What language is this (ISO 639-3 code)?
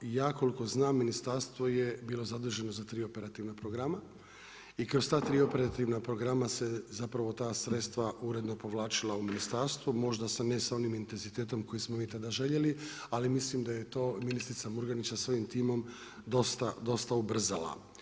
hrv